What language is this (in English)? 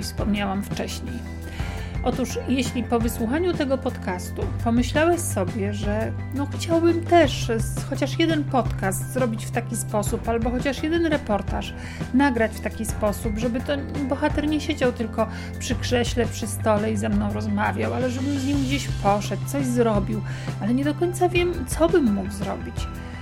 Polish